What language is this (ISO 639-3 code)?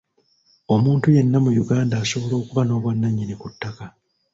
lug